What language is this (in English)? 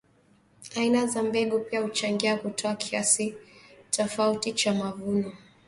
Swahili